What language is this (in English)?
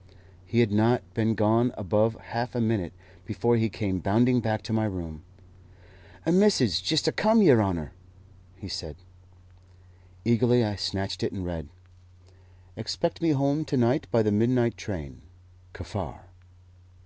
English